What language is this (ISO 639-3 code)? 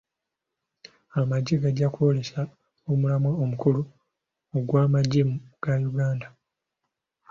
lug